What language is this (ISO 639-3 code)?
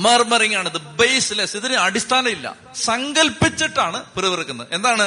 mal